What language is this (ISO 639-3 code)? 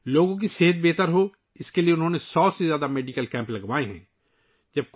urd